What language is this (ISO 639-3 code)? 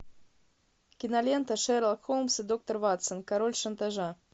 rus